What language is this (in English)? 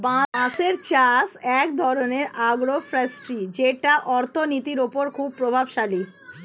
Bangla